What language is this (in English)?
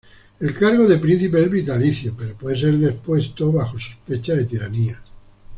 Spanish